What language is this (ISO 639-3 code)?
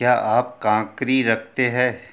hin